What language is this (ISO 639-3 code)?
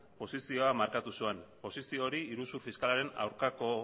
eus